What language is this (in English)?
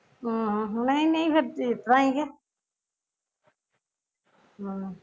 Punjabi